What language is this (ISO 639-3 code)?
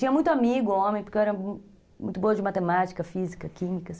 por